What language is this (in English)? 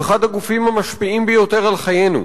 Hebrew